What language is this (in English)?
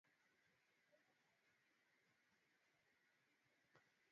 Swahili